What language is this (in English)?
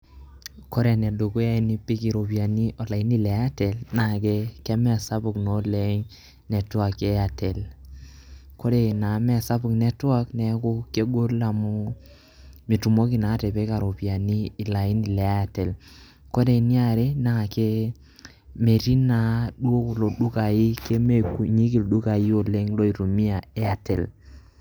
Masai